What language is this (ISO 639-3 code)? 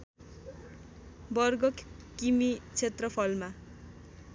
nep